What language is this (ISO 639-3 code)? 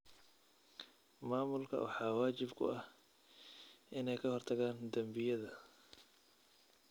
som